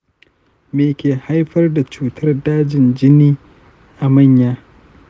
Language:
Hausa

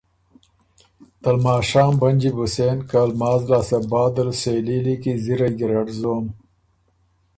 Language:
Ormuri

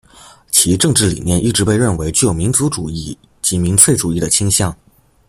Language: Chinese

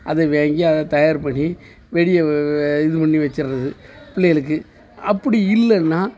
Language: Tamil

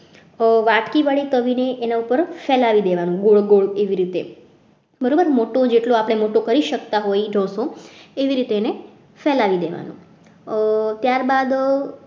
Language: Gujarati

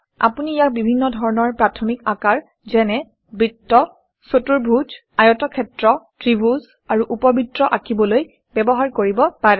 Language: Assamese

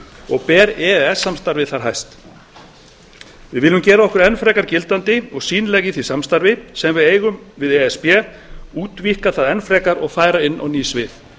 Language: Icelandic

